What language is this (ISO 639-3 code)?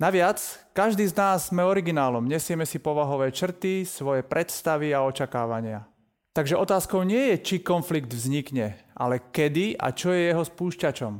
slk